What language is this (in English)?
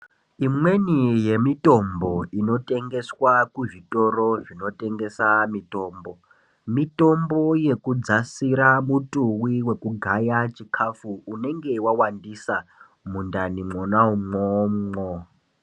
Ndau